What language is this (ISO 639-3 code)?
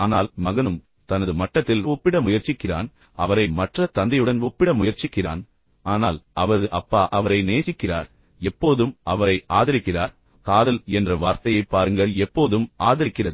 tam